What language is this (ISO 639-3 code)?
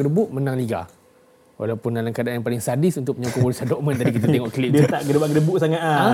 msa